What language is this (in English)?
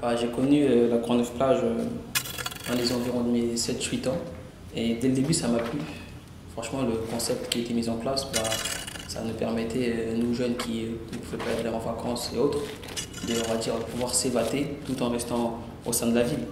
French